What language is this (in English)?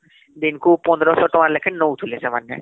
Odia